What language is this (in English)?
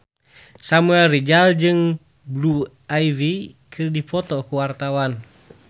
Sundanese